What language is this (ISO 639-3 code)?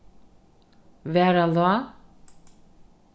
fao